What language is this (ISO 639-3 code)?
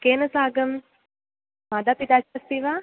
san